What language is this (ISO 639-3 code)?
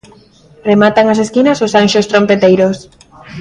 glg